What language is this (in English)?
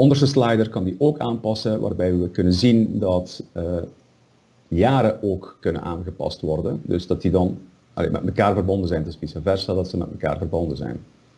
Dutch